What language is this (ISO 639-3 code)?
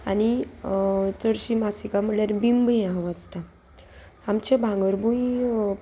kok